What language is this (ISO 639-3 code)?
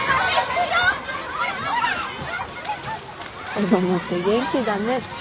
jpn